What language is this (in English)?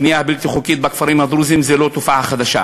Hebrew